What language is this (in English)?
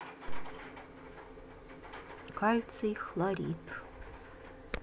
Russian